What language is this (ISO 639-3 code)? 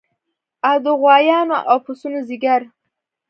pus